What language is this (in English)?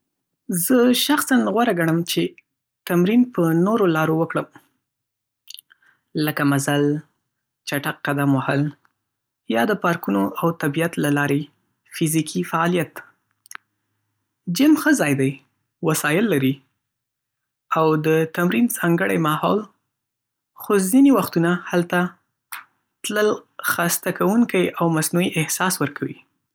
Pashto